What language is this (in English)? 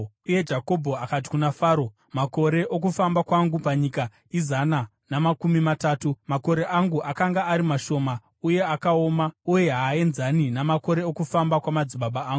Shona